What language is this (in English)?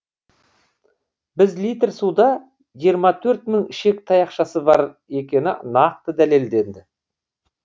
Kazakh